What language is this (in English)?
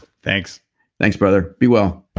English